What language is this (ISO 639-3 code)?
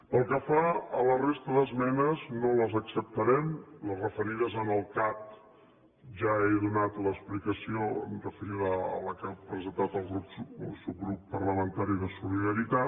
cat